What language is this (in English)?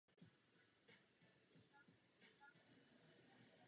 Czech